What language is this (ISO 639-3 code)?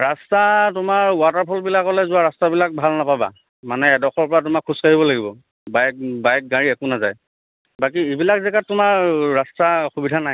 asm